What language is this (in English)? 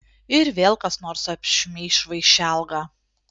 Lithuanian